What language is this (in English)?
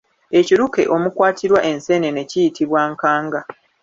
Ganda